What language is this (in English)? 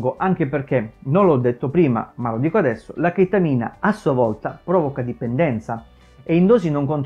Italian